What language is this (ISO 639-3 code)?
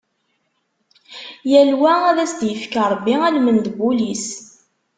kab